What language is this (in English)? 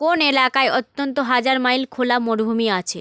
Bangla